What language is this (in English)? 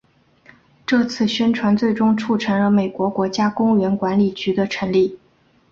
Chinese